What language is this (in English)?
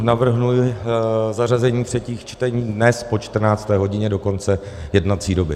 Czech